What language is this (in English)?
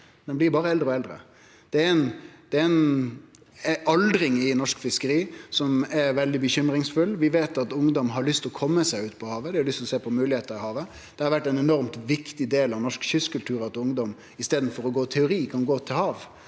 Norwegian